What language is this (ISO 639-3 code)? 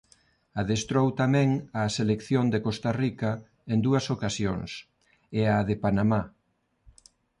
glg